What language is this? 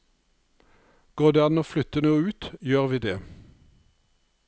Norwegian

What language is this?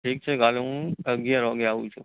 Gujarati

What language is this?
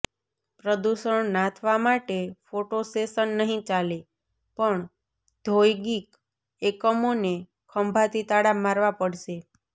Gujarati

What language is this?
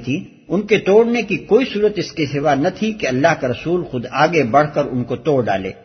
Urdu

